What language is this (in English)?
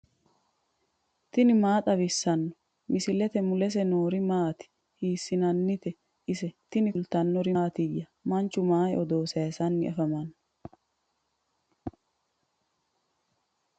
Sidamo